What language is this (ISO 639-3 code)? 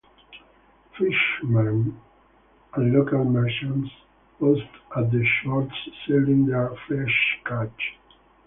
eng